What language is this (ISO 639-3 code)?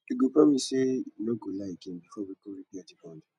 pcm